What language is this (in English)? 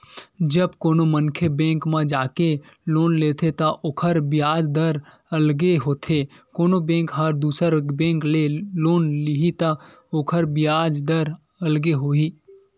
Chhattisgarhi